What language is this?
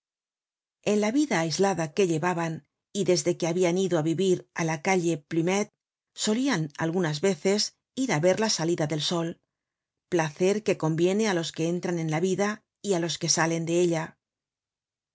Spanish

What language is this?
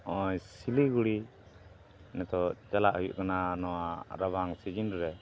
Santali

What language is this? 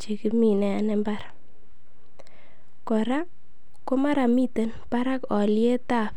Kalenjin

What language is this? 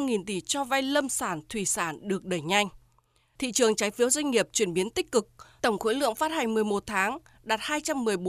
Vietnamese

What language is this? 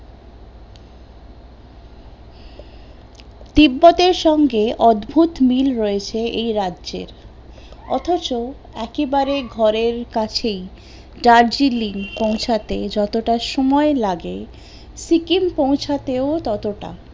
Bangla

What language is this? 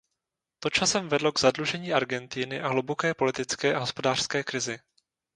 Czech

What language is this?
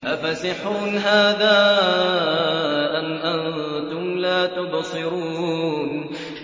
Arabic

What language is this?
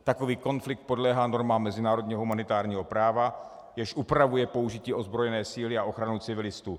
Czech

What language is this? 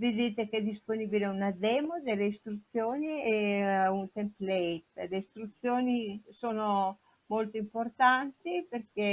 Italian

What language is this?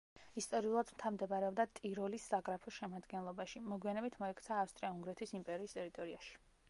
Georgian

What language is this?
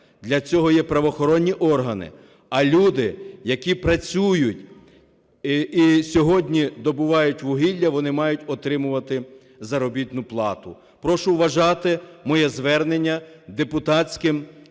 Ukrainian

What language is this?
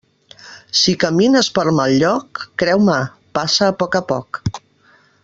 Catalan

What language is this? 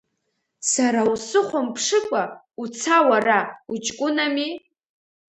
Abkhazian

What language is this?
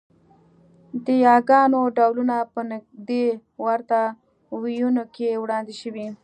Pashto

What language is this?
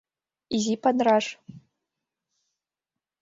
Mari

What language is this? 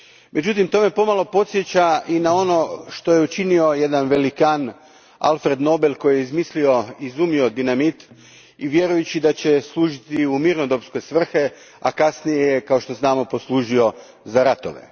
Croatian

